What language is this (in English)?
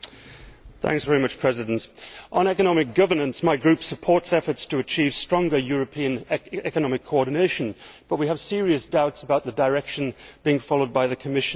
English